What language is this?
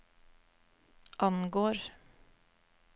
Norwegian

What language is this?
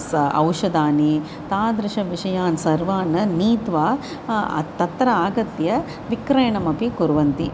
Sanskrit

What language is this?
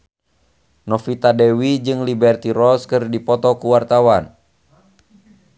Sundanese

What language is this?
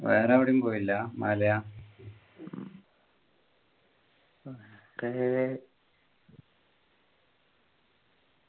Malayalam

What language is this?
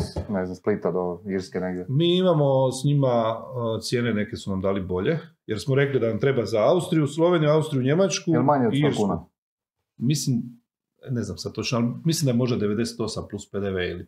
Croatian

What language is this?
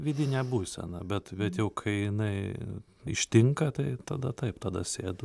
Lithuanian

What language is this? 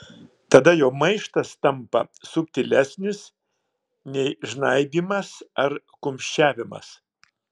Lithuanian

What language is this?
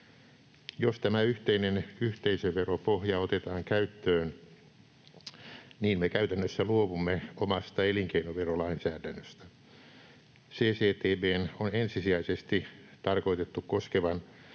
Finnish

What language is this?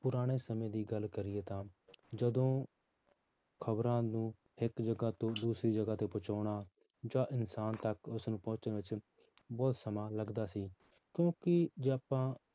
Punjabi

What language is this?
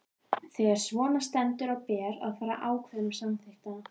Icelandic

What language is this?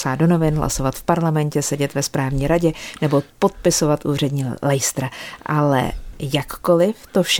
Czech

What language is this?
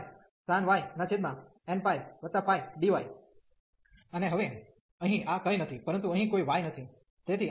Gujarati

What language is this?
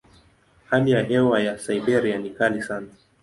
Swahili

